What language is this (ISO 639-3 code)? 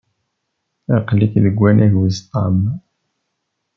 kab